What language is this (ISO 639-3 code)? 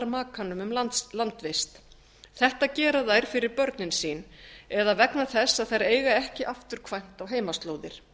isl